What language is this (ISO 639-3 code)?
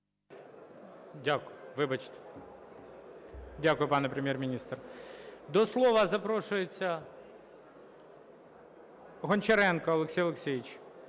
ukr